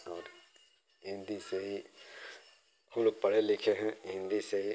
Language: Hindi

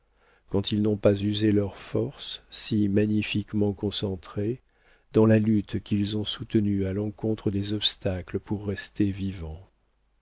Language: French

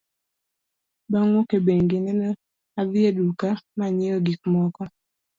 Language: Luo (Kenya and Tanzania)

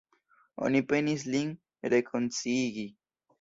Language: Esperanto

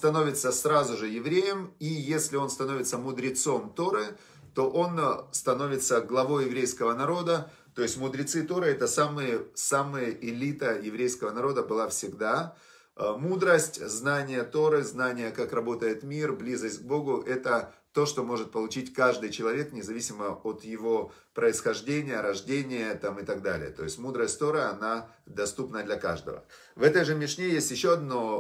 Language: Russian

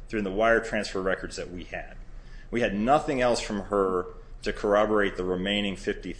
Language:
English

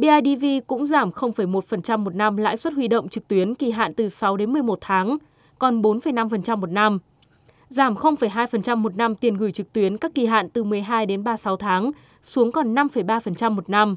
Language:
Vietnamese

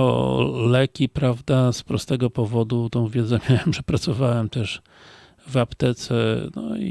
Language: Polish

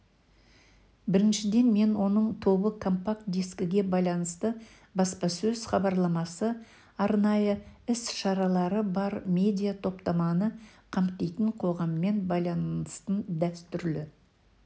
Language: Kazakh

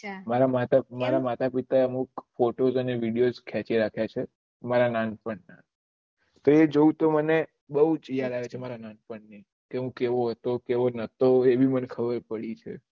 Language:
Gujarati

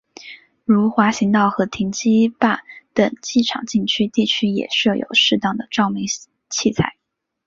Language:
Chinese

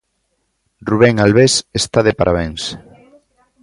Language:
Galician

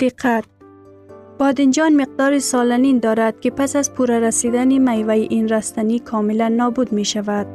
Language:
Persian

